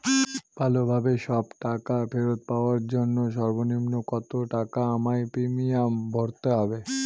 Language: Bangla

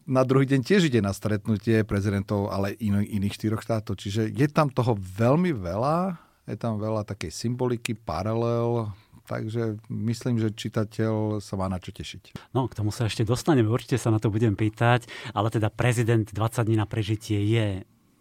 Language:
Slovak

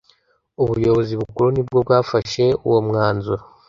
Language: Kinyarwanda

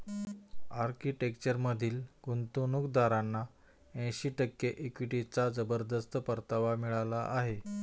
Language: Marathi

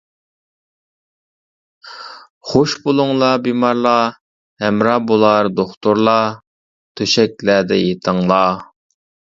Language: Uyghur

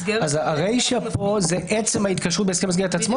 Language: Hebrew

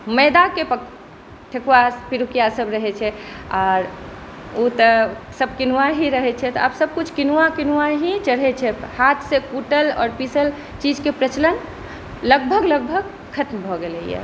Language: Maithili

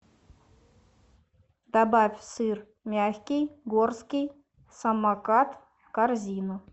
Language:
Russian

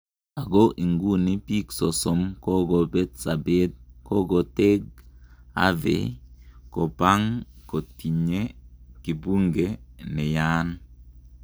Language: Kalenjin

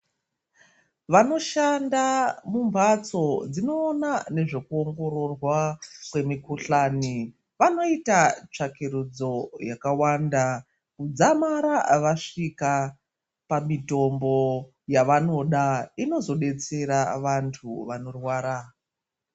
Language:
Ndau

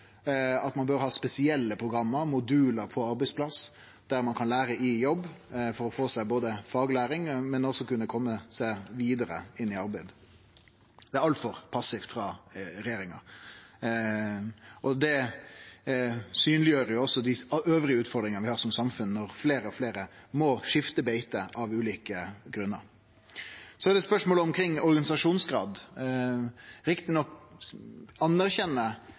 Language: Norwegian Nynorsk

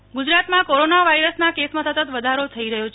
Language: Gujarati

